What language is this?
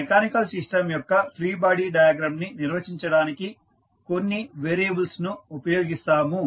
Telugu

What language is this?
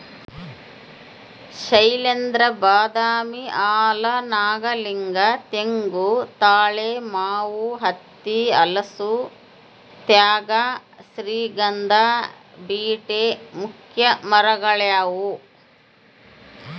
Kannada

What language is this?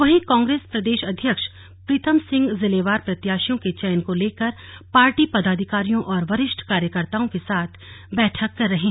Hindi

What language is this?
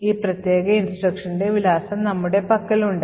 Malayalam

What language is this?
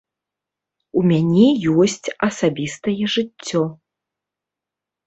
Belarusian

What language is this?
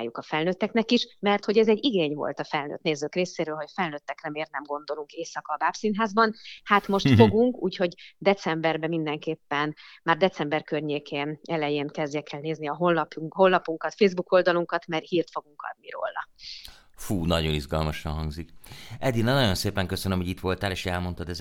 Hungarian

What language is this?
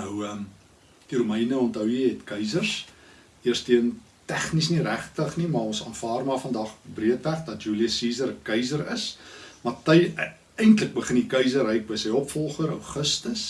Dutch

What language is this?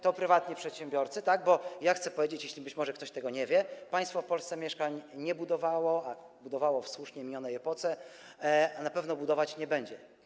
Polish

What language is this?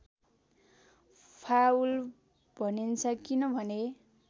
Nepali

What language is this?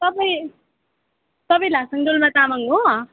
Nepali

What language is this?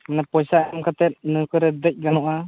Santali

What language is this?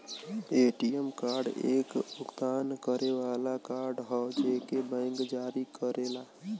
Bhojpuri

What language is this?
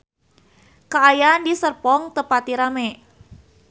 Sundanese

